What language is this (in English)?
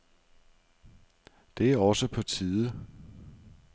Danish